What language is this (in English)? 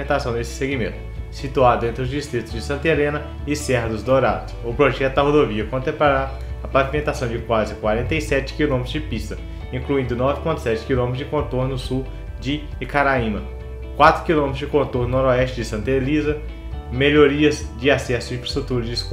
Portuguese